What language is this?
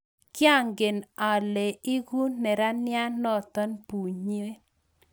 Kalenjin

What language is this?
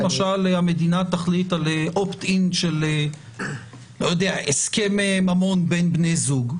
Hebrew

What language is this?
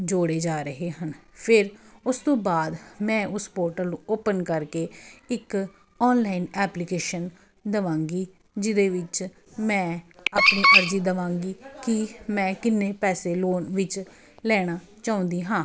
Punjabi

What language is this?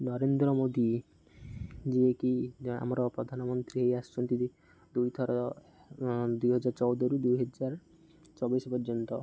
Odia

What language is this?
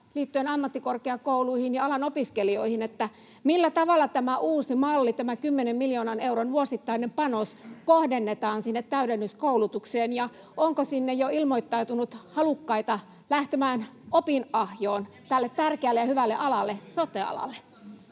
Finnish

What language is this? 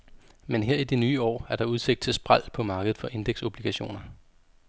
Danish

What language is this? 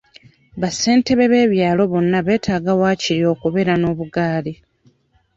Ganda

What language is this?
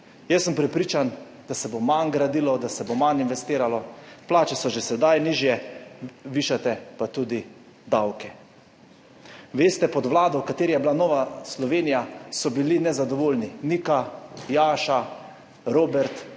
Slovenian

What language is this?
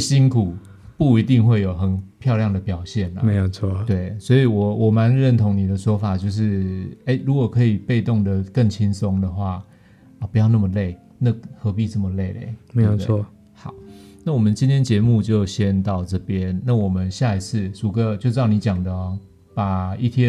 Chinese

